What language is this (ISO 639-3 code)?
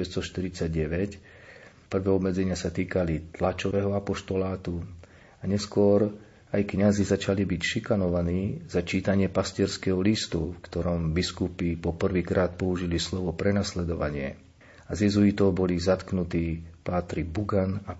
slk